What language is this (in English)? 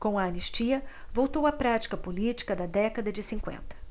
Portuguese